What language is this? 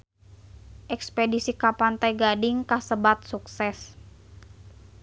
Sundanese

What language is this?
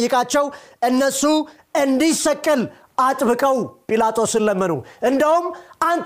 Amharic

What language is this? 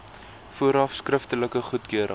Afrikaans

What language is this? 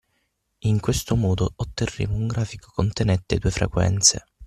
Italian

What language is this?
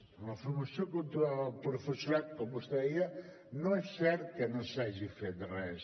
Catalan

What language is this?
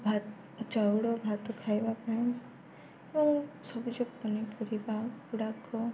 Odia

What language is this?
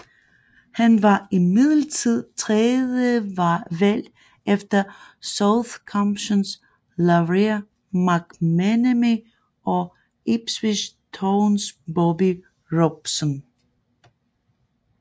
Danish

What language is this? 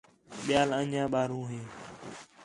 Khetrani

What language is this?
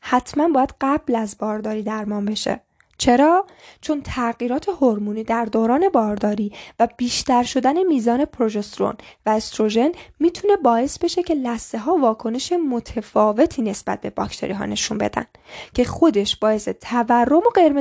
Persian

